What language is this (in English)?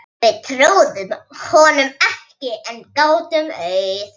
Icelandic